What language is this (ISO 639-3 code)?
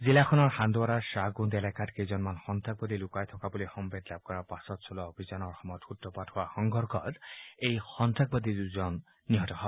asm